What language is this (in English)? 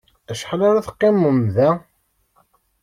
Kabyle